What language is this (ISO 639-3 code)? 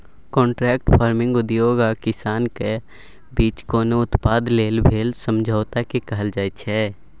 mai